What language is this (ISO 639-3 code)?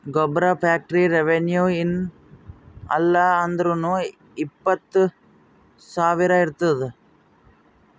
kan